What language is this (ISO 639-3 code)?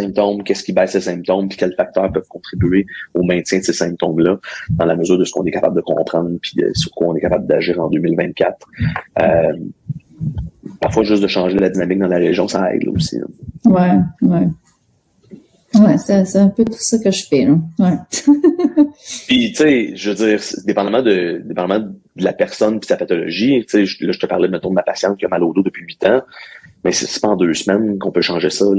fra